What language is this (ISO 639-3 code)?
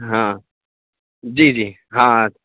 urd